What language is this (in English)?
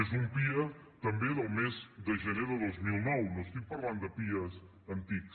Catalan